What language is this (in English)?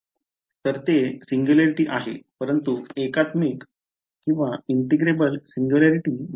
Marathi